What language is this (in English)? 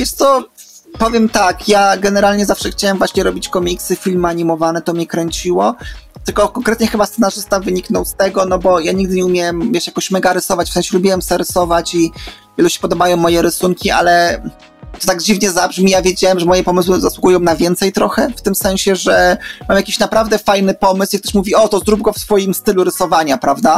Polish